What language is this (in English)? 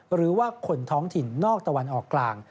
Thai